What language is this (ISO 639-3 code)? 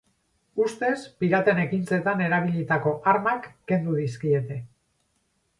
eus